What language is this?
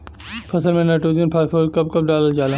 Bhojpuri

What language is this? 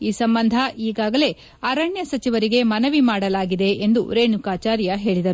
Kannada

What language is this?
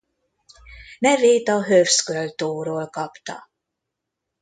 Hungarian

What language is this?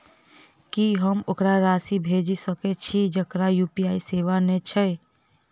Maithili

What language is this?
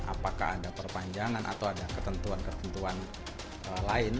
Indonesian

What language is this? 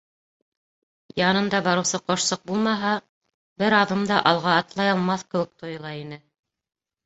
Bashkir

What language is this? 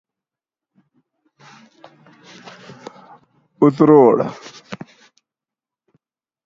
Gawri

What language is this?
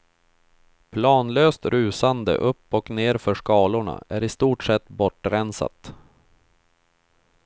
Swedish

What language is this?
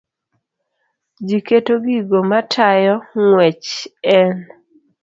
Luo (Kenya and Tanzania)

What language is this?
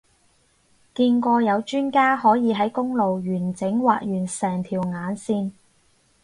Cantonese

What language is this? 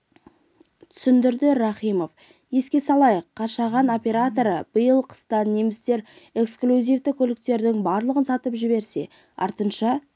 Kazakh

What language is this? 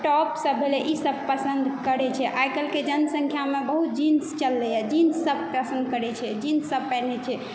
Maithili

